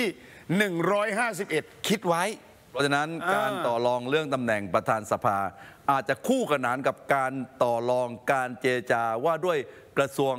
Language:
Thai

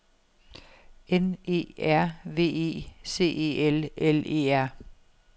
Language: Danish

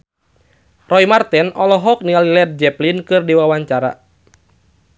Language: Sundanese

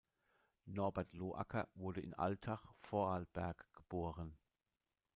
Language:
German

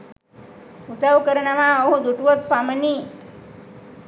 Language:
Sinhala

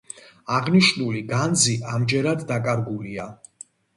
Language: Georgian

